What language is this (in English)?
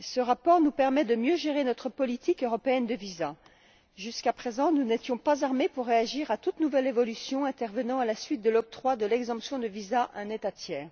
French